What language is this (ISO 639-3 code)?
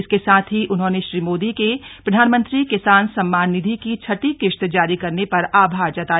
hin